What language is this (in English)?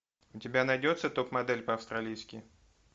Russian